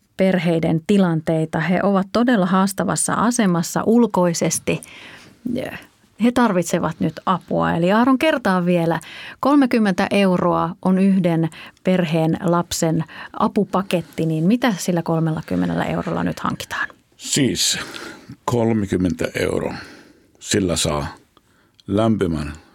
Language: Finnish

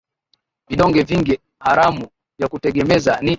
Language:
Swahili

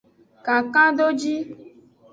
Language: Aja (Benin)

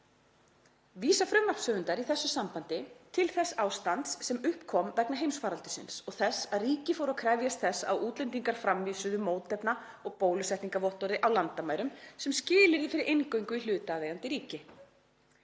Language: Icelandic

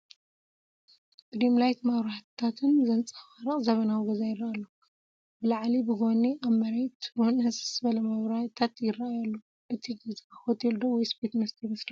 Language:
Tigrinya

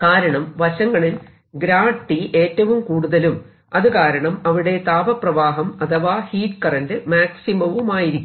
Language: Malayalam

